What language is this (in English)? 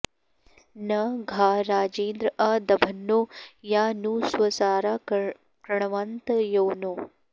Sanskrit